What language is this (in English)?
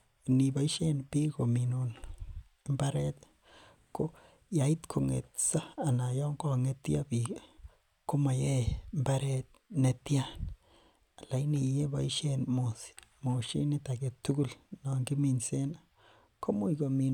Kalenjin